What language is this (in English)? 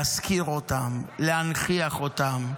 Hebrew